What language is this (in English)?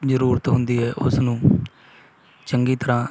Punjabi